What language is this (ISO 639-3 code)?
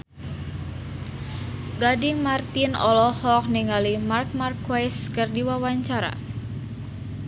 sun